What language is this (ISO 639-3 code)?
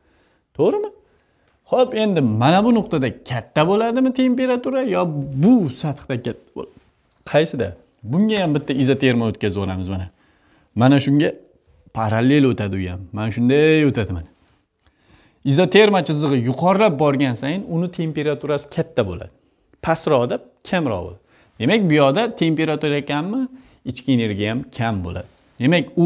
tur